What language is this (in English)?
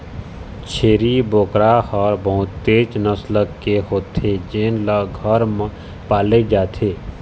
Chhattisgarhi